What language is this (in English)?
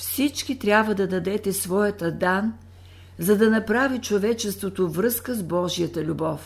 Bulgarian